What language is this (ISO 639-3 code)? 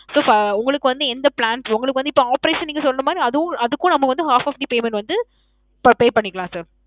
tam